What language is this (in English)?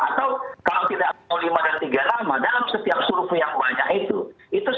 Indonesian